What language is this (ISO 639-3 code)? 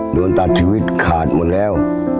tha